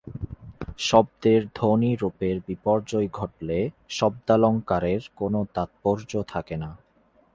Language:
Bangla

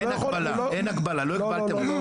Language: Hebrew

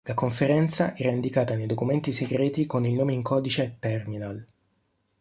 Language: Italian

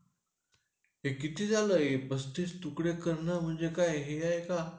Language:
Marathi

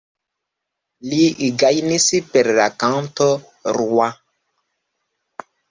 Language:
Esperanto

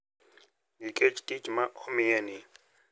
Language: Luo (Kenya and Tanzania)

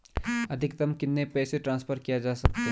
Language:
Hindi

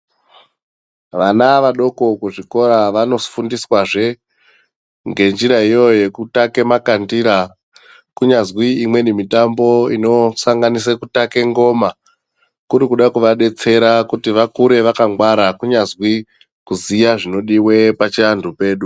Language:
Ndau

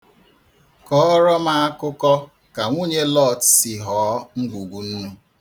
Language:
Igbo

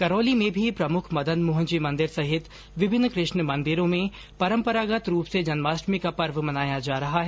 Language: Hindi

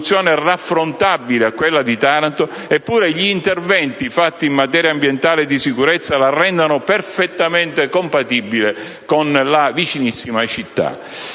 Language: Italian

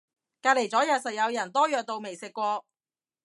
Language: Cantonese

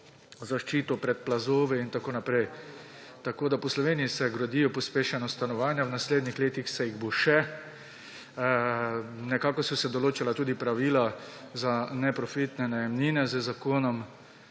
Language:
Slovenian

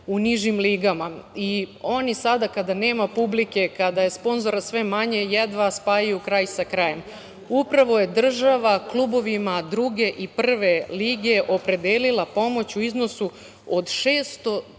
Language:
Serbian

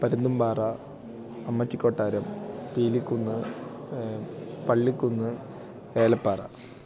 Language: Malayalam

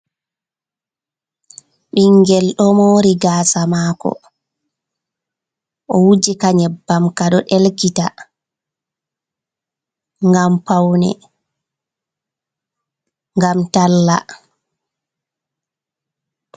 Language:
Fula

